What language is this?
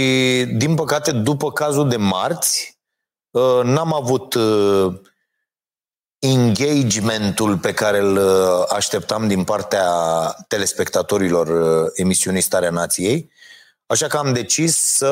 Romanian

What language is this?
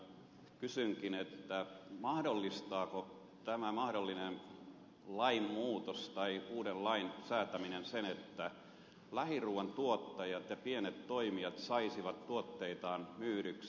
Finnish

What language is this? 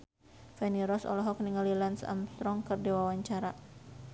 Sundanese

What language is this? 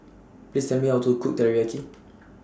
English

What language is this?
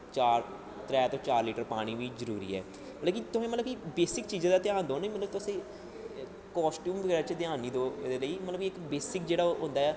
Dogri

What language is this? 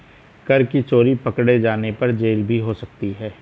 Hindi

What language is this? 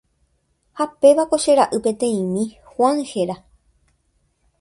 Guarani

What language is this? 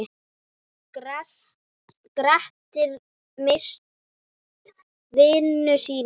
Icelandic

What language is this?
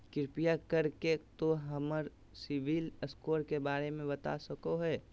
Magahi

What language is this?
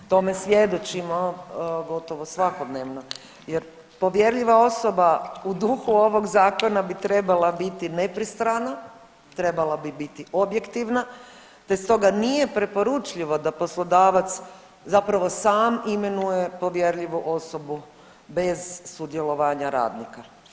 Croatian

